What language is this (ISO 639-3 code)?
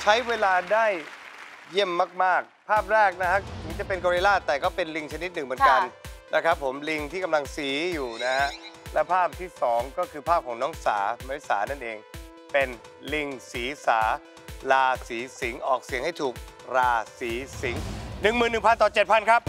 tha